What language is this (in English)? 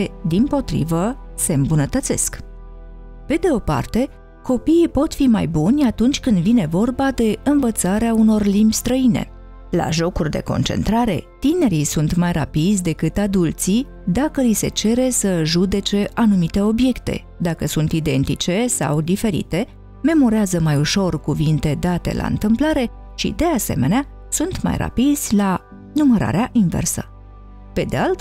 Romanian